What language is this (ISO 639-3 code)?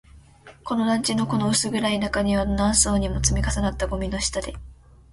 jpn